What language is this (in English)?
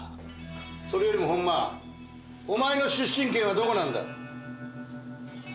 Japanese